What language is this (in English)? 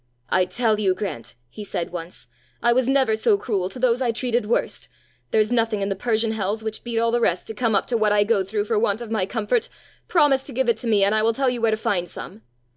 English